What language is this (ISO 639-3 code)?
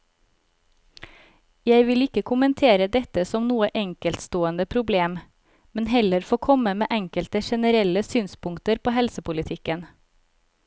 nor